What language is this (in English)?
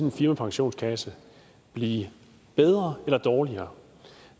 Danish